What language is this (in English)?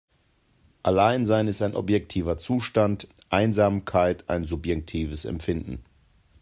German